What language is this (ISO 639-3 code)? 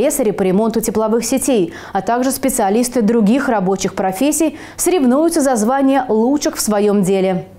rus